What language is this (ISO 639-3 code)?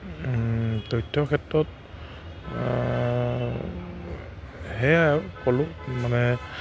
asm